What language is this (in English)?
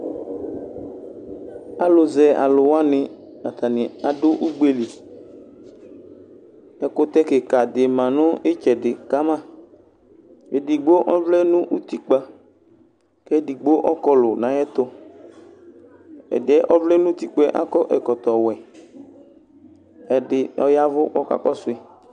Ikposo